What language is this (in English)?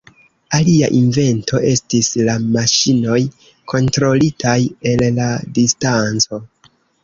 Esperanto